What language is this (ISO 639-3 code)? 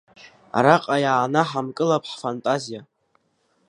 abk